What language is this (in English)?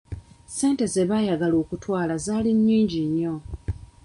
Ganda